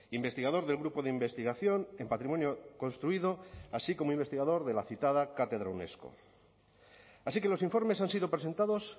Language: Spanish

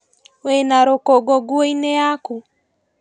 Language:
Kikuyu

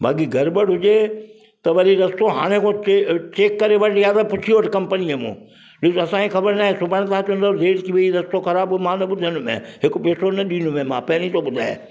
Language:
Sindhi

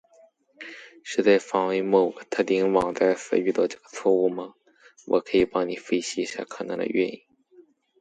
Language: Chinese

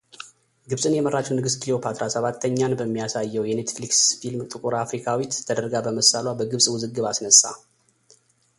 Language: Amharic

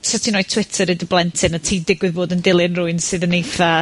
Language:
Welsh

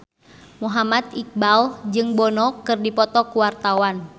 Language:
Sundanese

